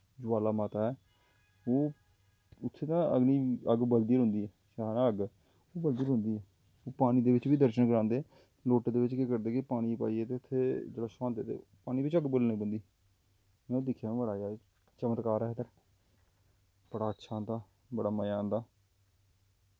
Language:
Dogri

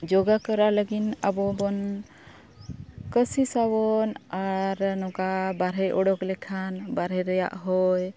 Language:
Santali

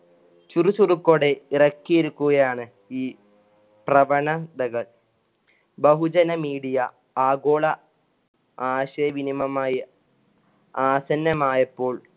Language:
Malayalam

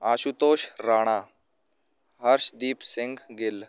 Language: Punjabi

